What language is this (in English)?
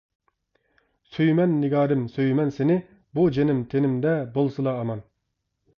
Uyghur